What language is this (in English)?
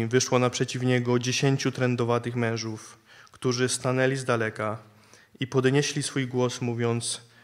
Polish